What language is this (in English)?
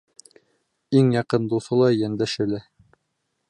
Bashkir